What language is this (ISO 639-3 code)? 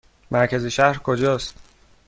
fas